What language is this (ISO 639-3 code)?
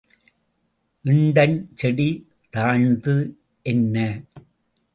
tam